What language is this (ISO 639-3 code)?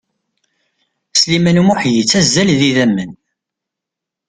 kab